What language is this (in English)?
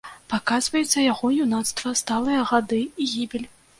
Belarusian